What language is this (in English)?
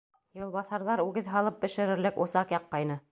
Bashkir